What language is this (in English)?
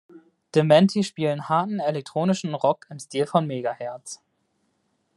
German